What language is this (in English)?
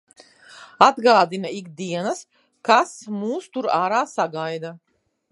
Latvian